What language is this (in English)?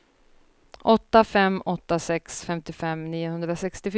Swedish